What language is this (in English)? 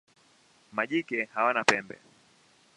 Swahili